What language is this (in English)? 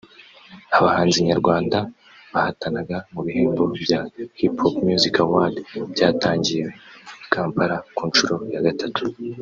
Kinyarwanda